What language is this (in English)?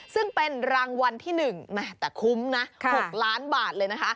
Thai